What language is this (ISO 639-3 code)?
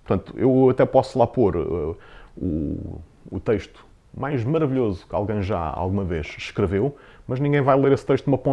por